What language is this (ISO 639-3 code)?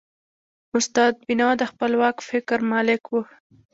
pus